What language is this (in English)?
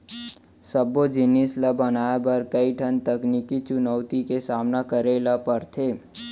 Chhattisgarhi